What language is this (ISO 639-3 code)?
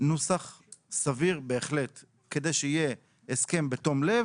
heb